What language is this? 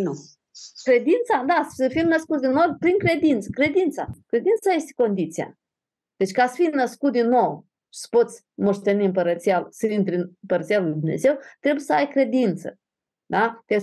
Romanian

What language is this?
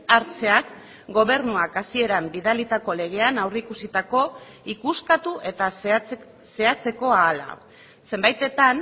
Basque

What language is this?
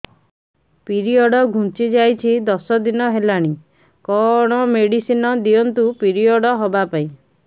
Odia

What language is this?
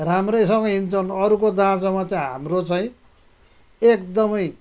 Nepali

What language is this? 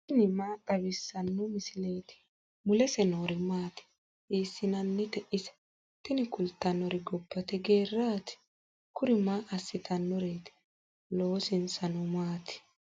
Sidamo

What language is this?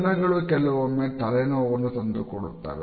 Kannada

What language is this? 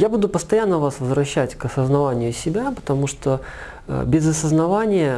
Russian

